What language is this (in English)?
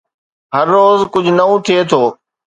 Sindhi